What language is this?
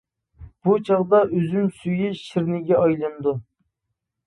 Uyghur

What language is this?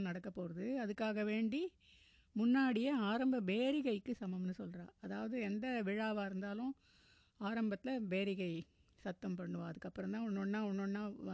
Tamil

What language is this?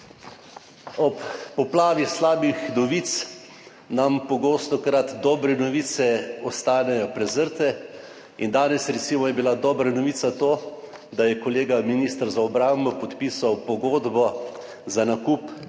Slovenian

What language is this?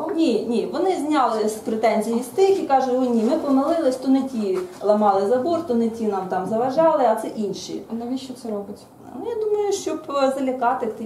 Ukrainian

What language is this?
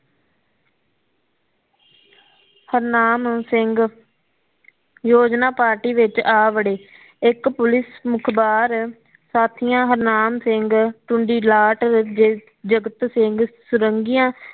Punjabi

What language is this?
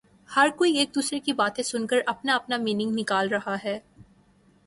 Urdu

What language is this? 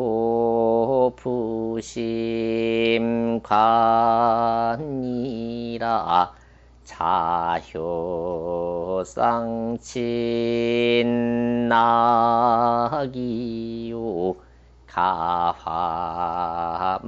Korean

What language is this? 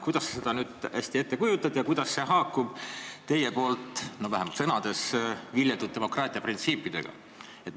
Estonian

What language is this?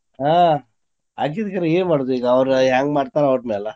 Kannada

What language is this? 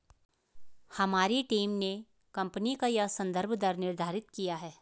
Hindi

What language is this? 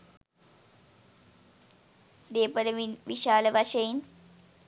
Sinhala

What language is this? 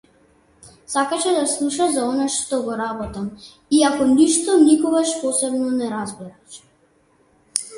Macedonian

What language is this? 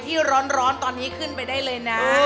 Thai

